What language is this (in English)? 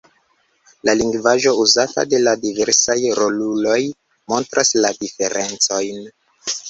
Esperanto